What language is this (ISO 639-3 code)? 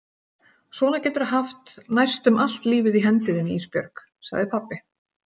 isl